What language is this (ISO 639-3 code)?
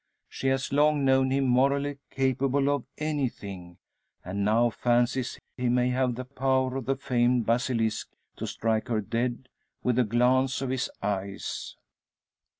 eng